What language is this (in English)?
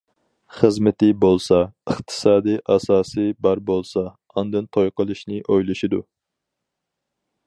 Uyghur